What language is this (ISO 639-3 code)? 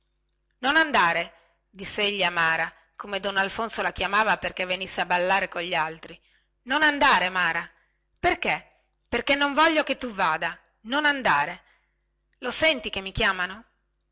ita